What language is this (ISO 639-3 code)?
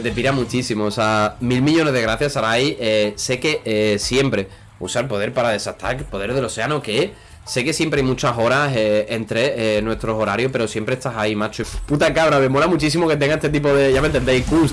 spa